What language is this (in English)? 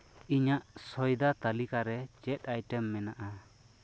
Santali